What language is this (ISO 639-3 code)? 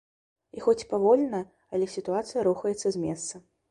bel